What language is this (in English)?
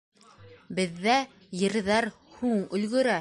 Bashkir